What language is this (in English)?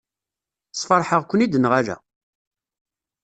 Kabyle